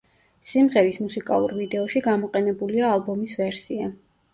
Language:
Georgian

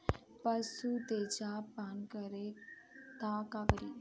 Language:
Bhojpuri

